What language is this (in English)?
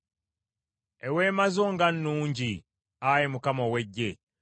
Ganda